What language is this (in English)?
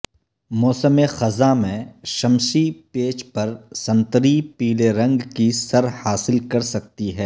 Urdu